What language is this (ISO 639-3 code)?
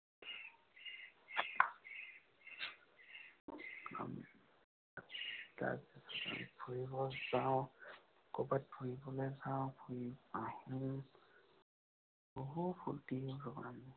asm